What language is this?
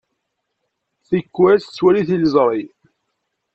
Kabyle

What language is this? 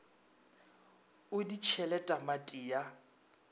Northern Sotho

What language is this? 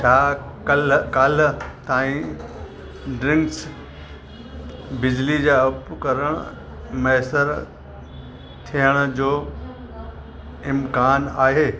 Sindhi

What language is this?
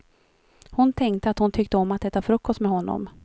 Swedish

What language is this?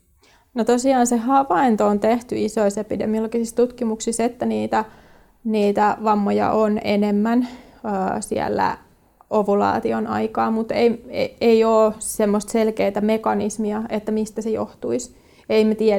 Finnish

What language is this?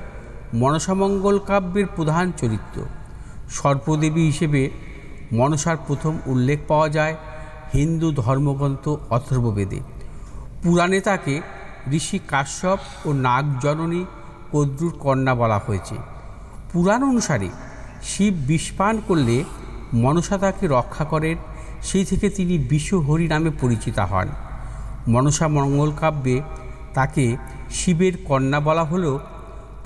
Bangla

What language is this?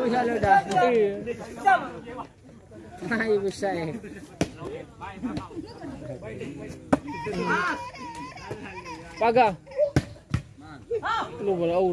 Indonesian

